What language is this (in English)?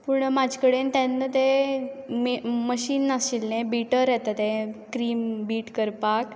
Konkani